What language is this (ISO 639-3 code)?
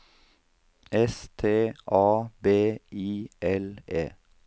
nor